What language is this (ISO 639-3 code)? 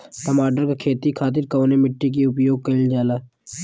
bho